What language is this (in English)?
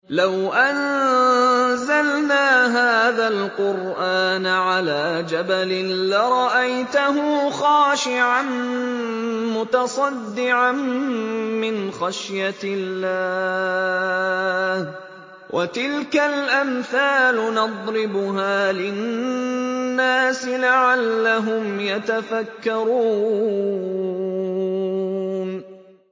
Arabic